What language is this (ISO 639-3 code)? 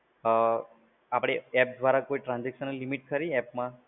guj